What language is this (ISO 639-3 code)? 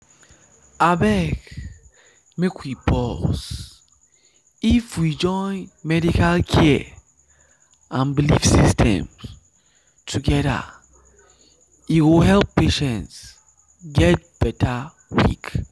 pcm